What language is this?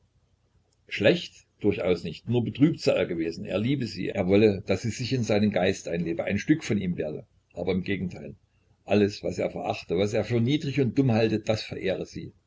German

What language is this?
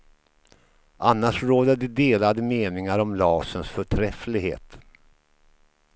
Swedish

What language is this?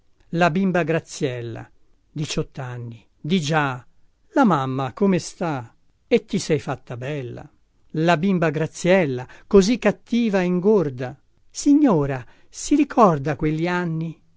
Italian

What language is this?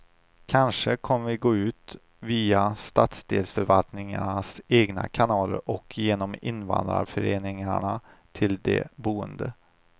Swedish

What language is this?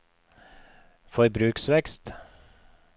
Norwegian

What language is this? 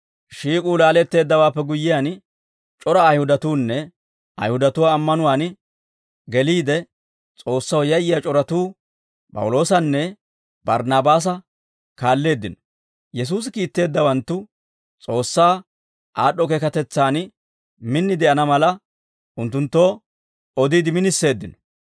Dawro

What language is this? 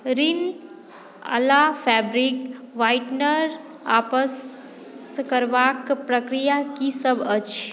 Maithili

